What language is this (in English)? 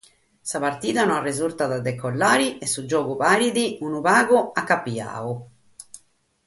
Sardinian